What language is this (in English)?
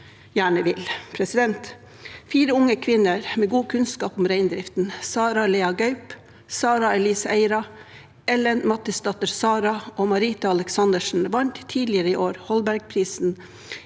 Norwegian